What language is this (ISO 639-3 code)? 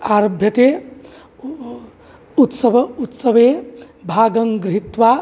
san